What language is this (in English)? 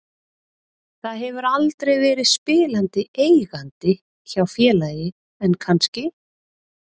Icelandic